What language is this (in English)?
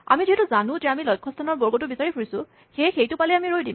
Assamese